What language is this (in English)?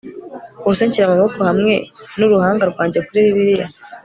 Kinyarwanda